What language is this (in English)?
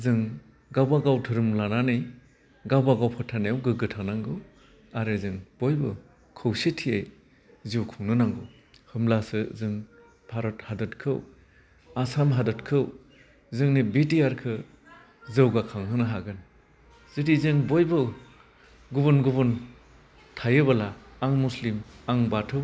Bodo